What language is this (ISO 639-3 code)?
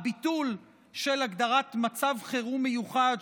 heb